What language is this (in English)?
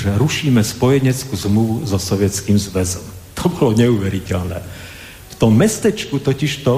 Slovak